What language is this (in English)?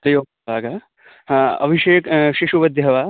Sanskrit